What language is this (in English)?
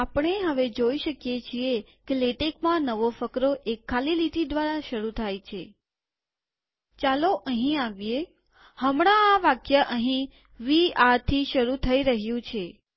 Gujarati